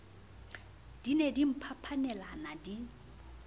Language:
Southern Sotho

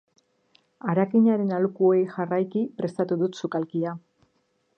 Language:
Basque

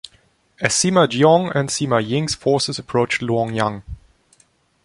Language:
English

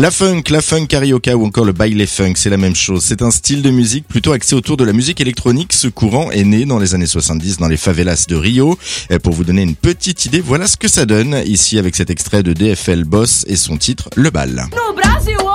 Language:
French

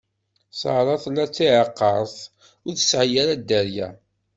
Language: Kabyle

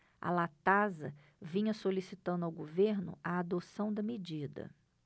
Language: Portuguese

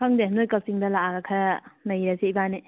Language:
Manipuri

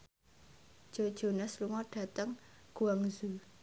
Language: Javanese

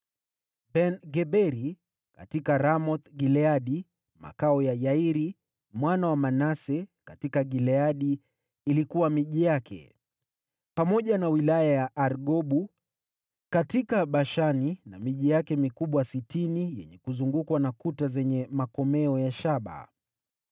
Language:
Swahili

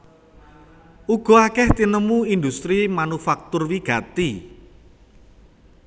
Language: Javanese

